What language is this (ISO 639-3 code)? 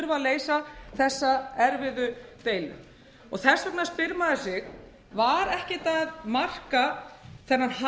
isl